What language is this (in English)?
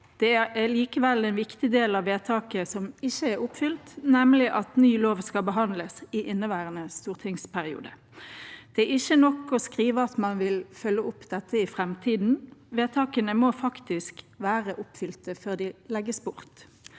Norwegian